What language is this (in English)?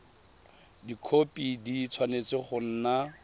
Tswana